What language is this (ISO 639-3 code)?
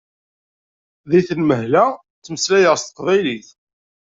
kab